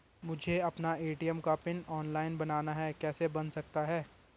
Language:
Hindi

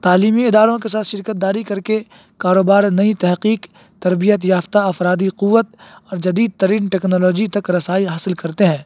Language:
Urdu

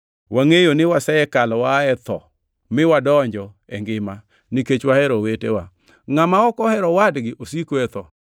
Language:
Luo (Kenya and Tanzania)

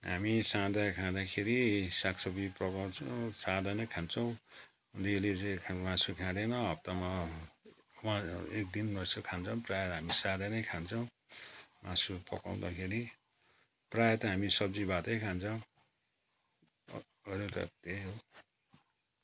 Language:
Nepali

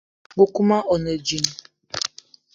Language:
Eton (Cameroon)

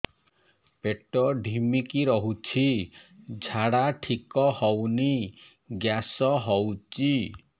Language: Odia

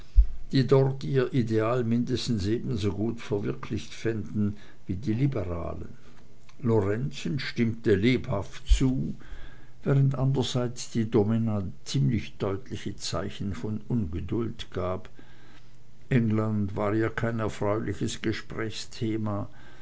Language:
German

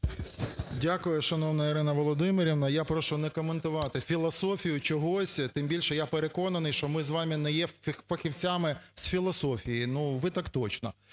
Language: Ukrainian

